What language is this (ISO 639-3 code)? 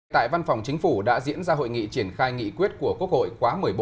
vie